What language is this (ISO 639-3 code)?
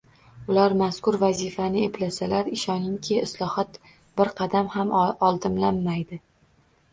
uzb